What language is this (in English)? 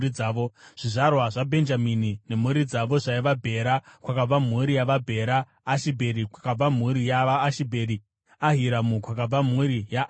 Shona